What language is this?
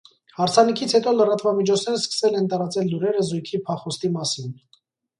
Armenian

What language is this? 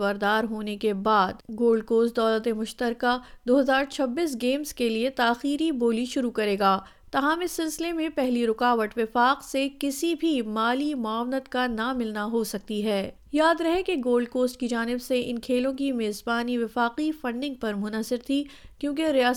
Urdu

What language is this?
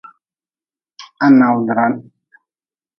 Nawdm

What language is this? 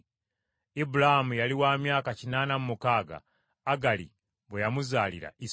Ganda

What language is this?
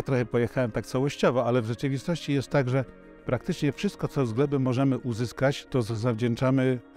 Polish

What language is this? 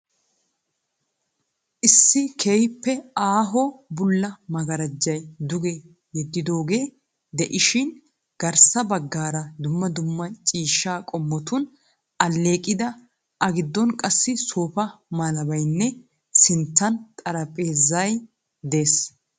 Wolaytta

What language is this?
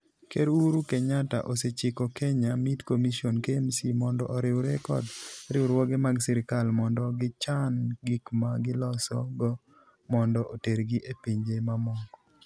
Luo (Kenya and Tanzania)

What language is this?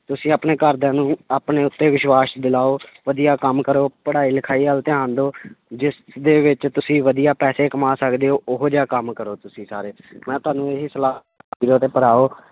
Punjabi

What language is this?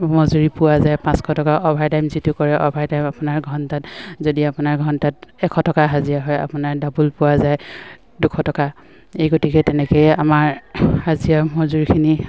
Assamese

